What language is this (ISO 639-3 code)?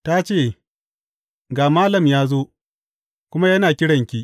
hau